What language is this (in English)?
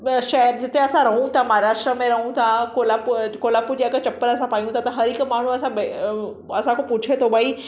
Sindhi